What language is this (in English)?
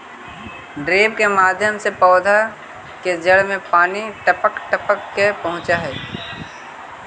Magahi